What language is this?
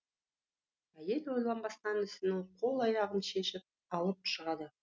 Kazakh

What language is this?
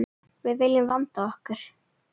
Icelandic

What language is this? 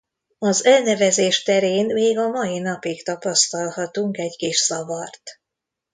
Hungarian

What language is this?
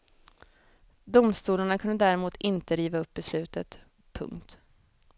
Swedish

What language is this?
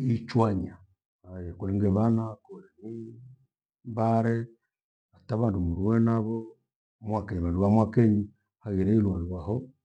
Gweno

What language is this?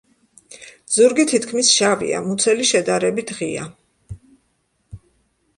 Georgian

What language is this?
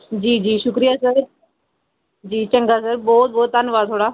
Dogri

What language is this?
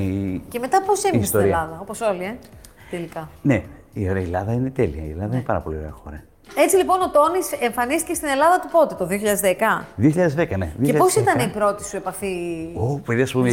Greek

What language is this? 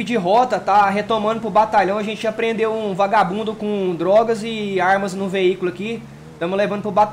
Portuguese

